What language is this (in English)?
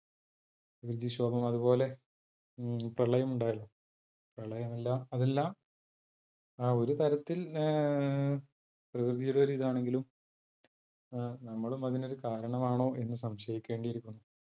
Malayalam